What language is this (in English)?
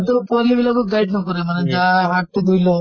Assamese